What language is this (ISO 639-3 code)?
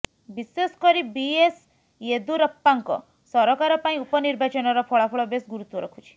ori